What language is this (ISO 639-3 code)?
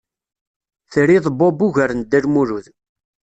kab